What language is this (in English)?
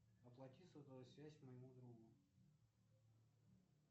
Russian